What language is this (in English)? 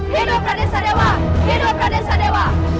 Indonesian